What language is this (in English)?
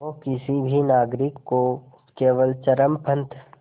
Hindi